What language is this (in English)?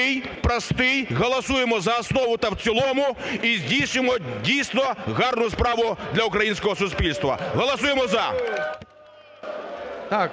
Ukrainian